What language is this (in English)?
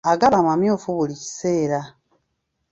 Ganda